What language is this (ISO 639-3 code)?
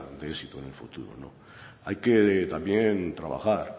spa